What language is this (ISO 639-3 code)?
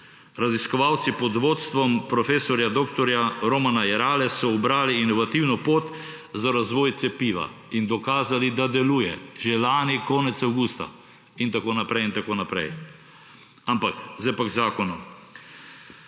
slv